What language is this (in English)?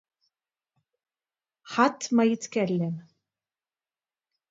Maltese